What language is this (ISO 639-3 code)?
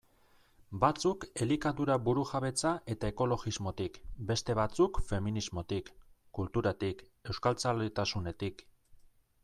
eus